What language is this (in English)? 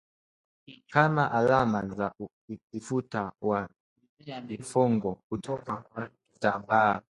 Swahili